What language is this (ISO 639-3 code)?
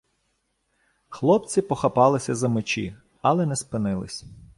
ukr